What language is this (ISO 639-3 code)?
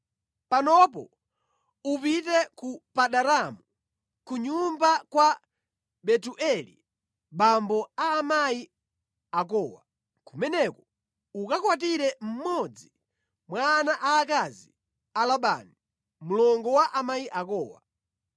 nya